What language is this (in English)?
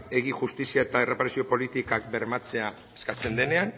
Basque